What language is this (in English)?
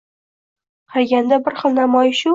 Uzbek